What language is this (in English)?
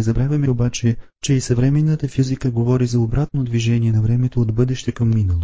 Bulgarian